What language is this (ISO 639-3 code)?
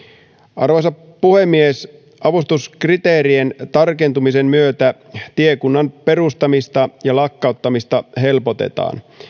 fin